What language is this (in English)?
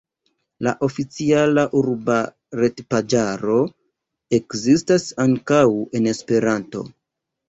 Esperanto